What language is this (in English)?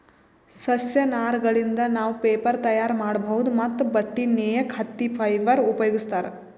Kannada